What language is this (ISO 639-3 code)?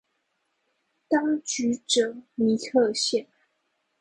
zho